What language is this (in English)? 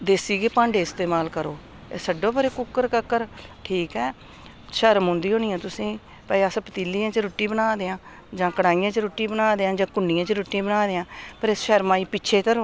Dogri